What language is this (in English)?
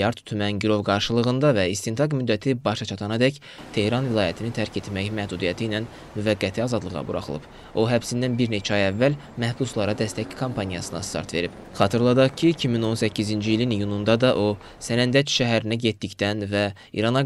Turkish